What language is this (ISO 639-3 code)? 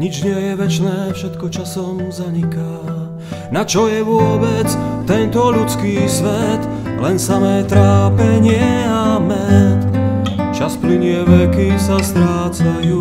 slk